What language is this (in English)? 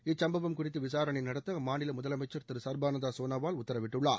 Tamil